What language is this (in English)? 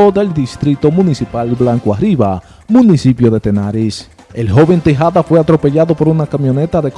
Spanish